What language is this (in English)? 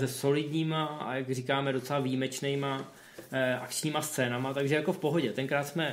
Czech